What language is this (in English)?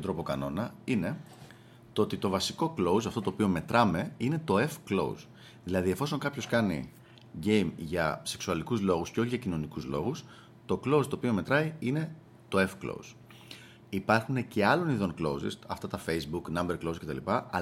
Greek